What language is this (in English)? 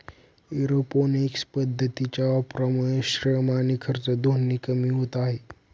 Marathi